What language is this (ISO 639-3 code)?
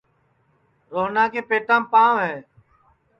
ssi